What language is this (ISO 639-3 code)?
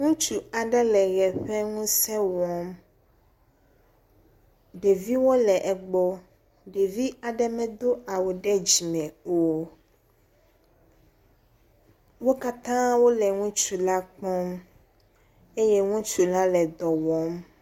ewe